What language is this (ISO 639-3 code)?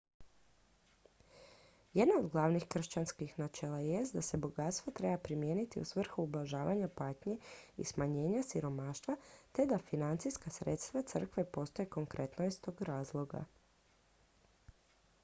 hrv